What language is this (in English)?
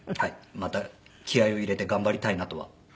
Japanese